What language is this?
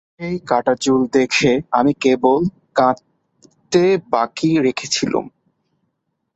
Bangla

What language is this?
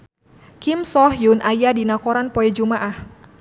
Sundanese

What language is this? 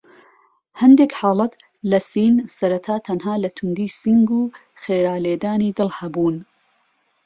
Central Kurdish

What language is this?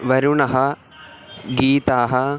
Sanskrit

